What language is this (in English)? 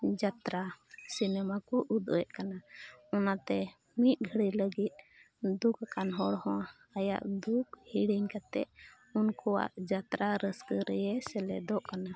Santali